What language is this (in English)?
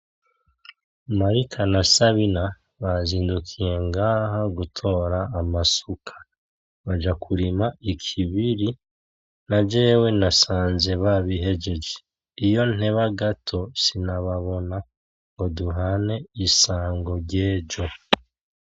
Rundi